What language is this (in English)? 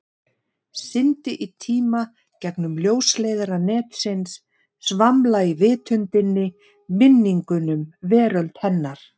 Icelandic